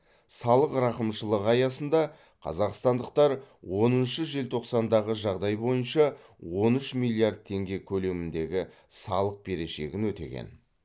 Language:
Kazakh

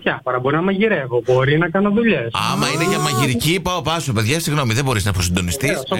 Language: Greek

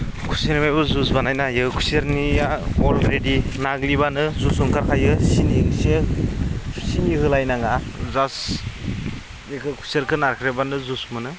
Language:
Bodo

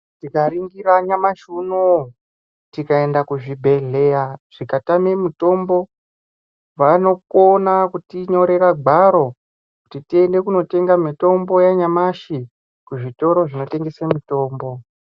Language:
Ndau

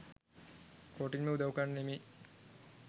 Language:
Sinhala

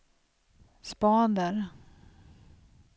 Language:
Swedish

